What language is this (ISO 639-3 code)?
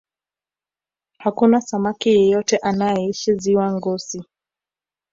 swa